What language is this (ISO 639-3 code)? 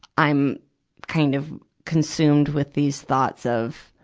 eng